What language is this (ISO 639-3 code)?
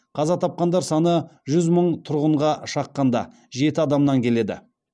kaz